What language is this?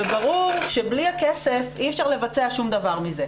Hebrew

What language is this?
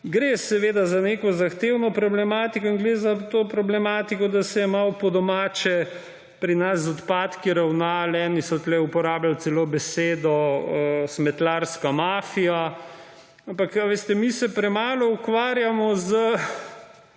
Slovenian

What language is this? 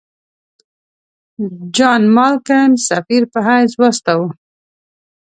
Pashto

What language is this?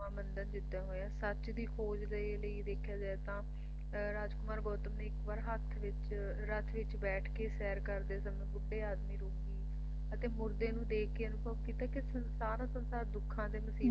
Punjabi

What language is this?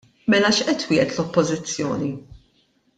Maltese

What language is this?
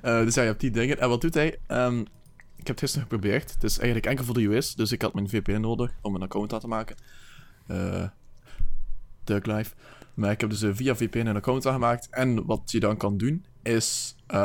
Dutch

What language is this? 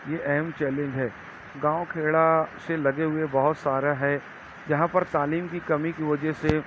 Urdu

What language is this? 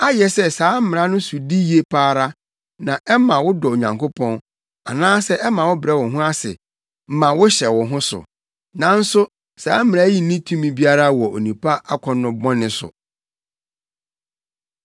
Akan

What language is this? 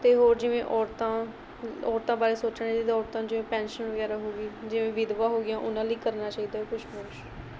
Punjabi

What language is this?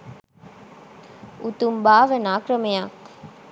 Sinhala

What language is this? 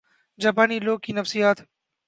Urdu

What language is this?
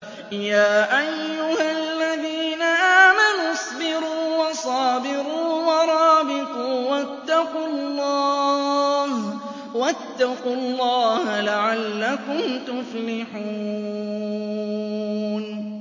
Arabic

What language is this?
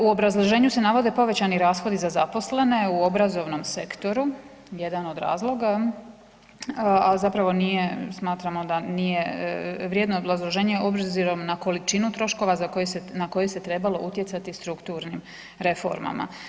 Croatian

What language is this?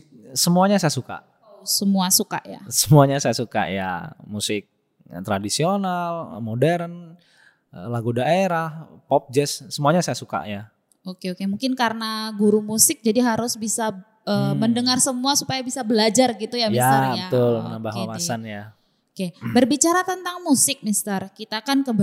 Indonesian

